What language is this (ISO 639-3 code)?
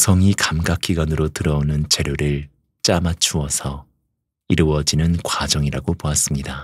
kor